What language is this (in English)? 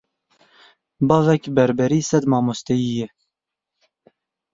Kurdish